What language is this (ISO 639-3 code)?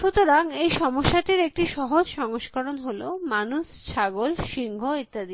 ben